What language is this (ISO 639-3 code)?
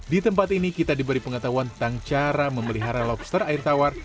ind